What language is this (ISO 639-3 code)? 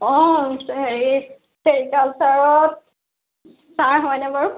asm